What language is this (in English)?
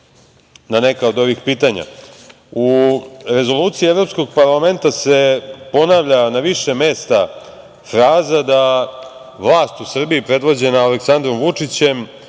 Serbian